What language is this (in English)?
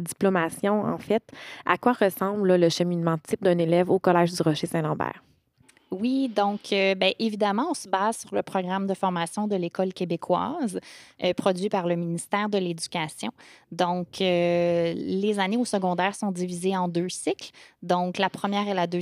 French